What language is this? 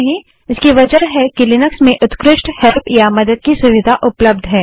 Hindi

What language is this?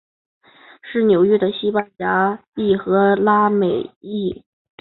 Chinese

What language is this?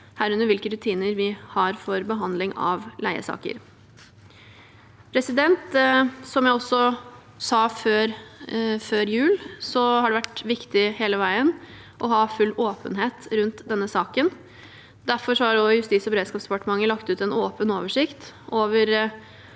Norwegian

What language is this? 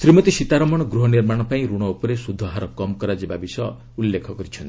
Odia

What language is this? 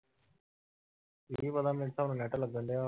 Punjabi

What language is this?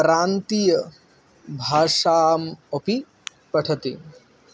Sanskrit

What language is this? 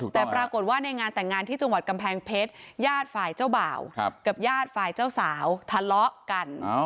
Thai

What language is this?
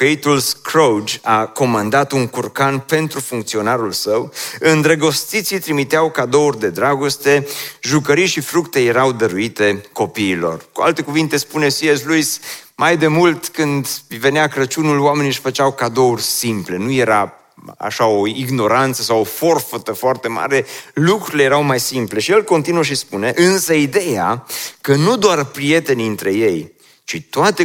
Romanian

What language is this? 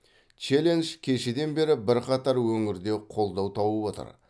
Kazakh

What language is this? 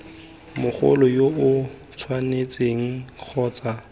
Tswana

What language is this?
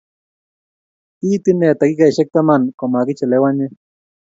Kalenjin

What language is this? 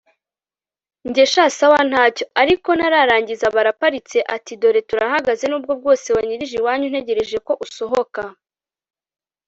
Kinyarwanda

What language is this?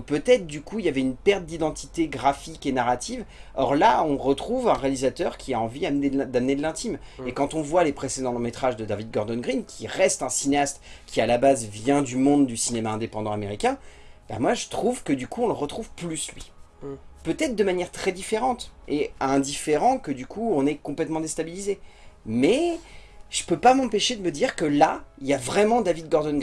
French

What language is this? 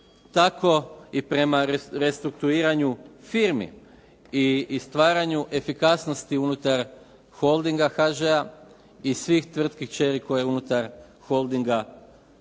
Croatian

